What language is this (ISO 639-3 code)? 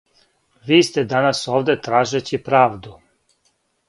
srp